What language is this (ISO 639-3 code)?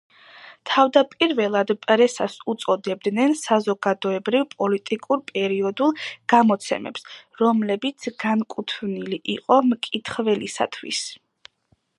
kat